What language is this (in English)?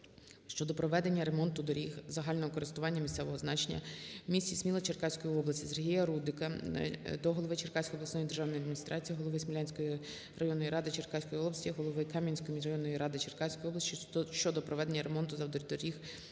Ukrainian